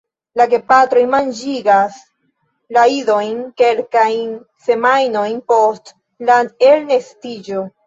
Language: Esperanto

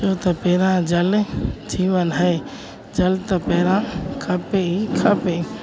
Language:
Sindhi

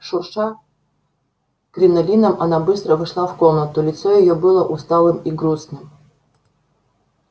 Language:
Russian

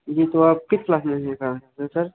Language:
Hindi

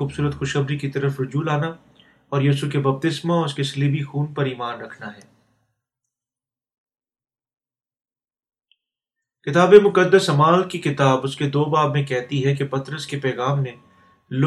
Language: Urdu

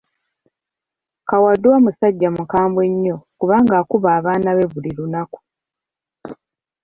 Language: Ganda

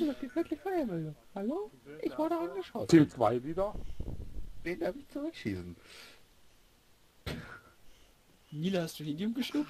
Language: German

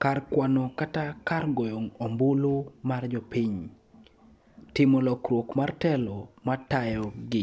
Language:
Luo (Kenya and Tanzania)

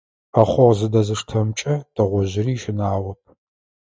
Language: Adyghe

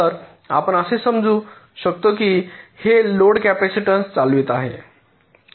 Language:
Marathi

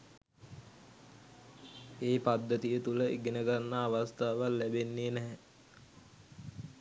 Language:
Sinhala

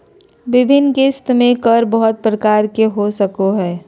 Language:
Magahi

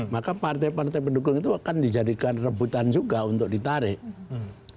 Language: Indonesian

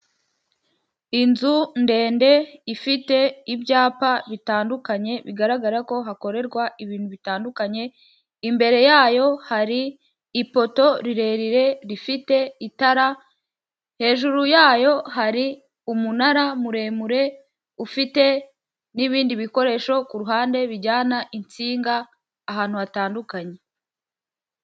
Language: Kinyarwanda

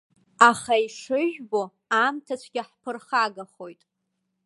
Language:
Abkhazian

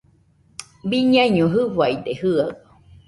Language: Nüpode Huitoto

